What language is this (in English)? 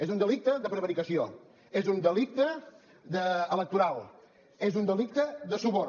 Catalan